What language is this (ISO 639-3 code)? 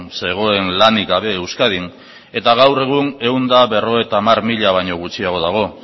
eus